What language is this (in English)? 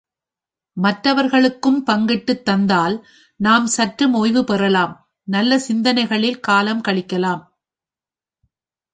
Tamil